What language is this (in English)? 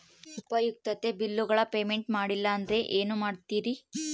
Kannada